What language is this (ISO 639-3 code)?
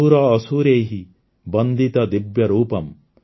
ori